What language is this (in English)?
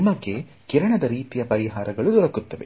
Kannada